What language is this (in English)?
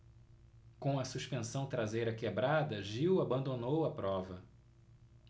Portuguese